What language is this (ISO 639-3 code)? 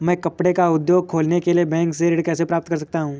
hin